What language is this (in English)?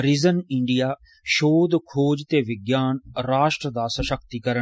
Dogri